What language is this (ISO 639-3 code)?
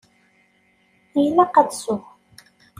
kab